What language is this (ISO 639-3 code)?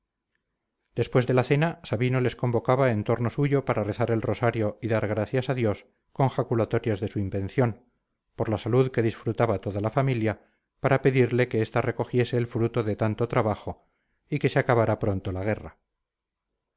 spa